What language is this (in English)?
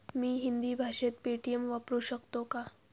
Marathi